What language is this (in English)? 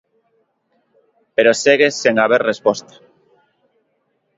Galician